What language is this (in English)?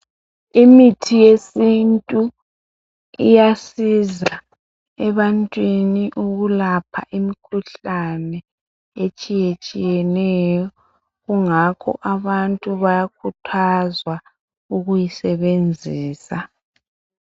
North Ndebele